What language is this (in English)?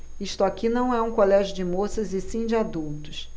Portuguese